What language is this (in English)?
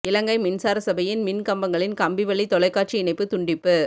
Tamil